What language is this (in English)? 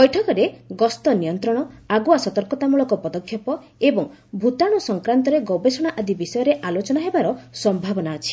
Odia